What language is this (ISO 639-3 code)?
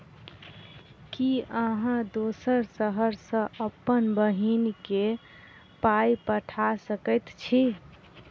mai